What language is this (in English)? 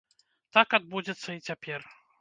Belarusian